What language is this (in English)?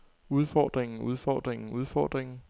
Danish